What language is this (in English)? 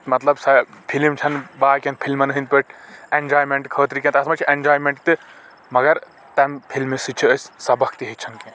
Kashmiri